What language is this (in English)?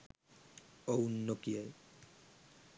Sinhala